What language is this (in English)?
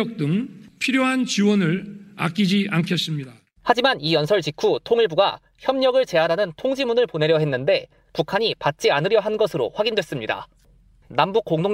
Korean